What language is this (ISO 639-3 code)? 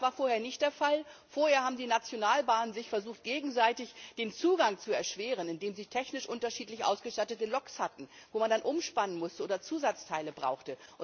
deu